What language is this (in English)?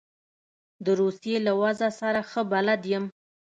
Pashto